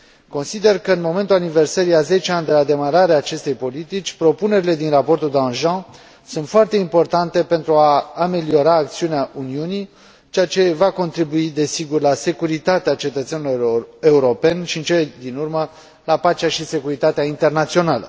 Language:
Romanian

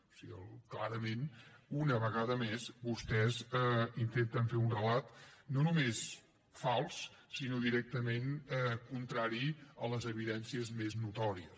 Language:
Catalan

